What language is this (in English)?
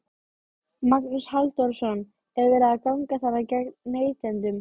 Icelandic